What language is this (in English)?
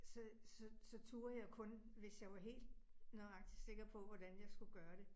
Danish